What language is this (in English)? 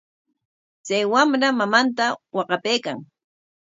Corongo Ancash Quechua